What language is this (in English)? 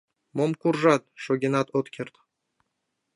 Mari